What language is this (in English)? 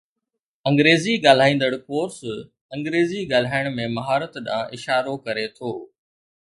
Sindhi